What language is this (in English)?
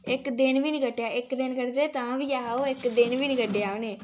Dogri